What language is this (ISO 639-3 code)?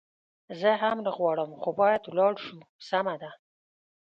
pus